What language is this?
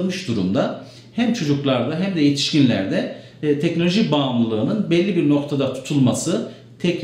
Turkish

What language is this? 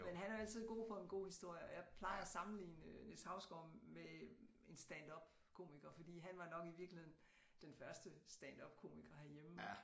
Danish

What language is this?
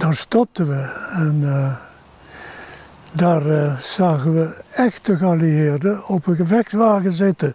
Dutch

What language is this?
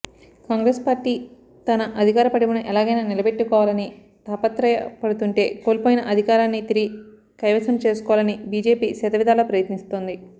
Telugu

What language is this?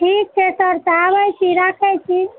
Maithili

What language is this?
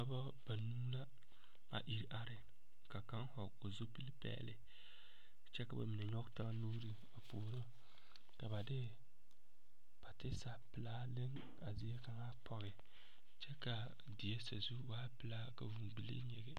Southern Dagaare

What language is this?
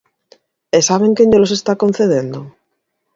Galician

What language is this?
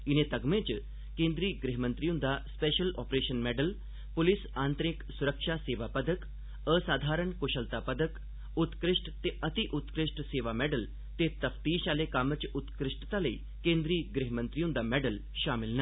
Dogri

